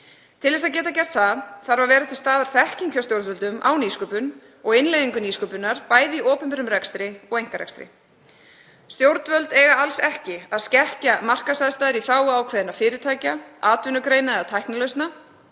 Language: Icelandic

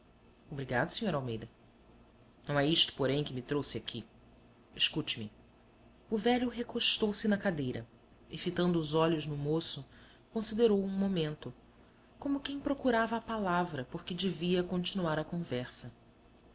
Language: Portuguese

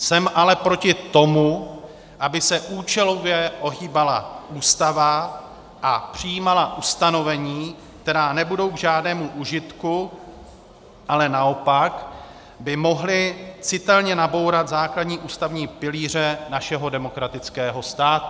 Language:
Czech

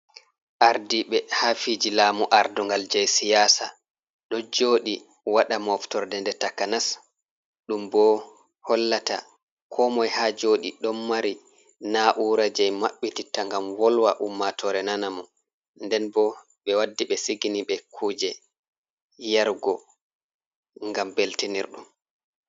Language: Fula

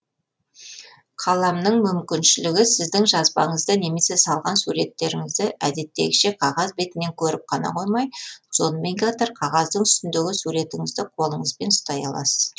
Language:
Kazakh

